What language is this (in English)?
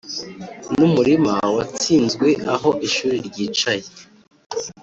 Kinyarwanda